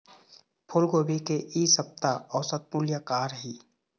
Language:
Chhattisgarhi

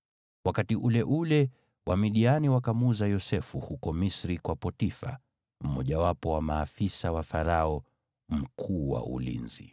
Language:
Swahili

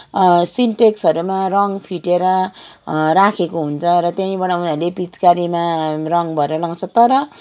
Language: Nepali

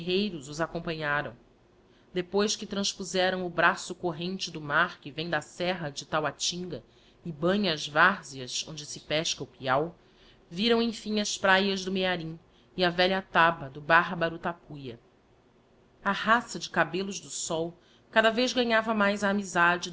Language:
Portuguese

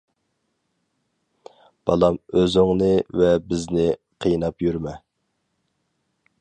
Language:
Uyghur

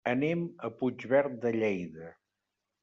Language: Catalan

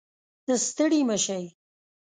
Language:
Pashto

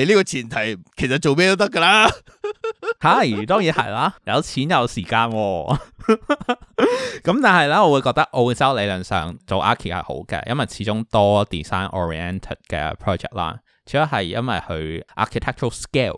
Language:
Chinese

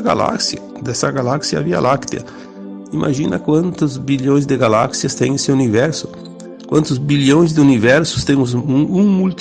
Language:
Portuguese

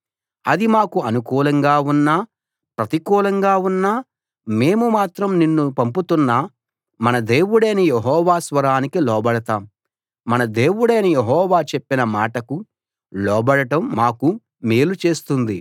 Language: Telugu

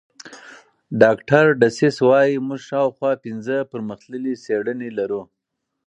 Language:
Pashto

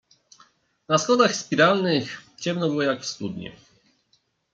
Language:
Polish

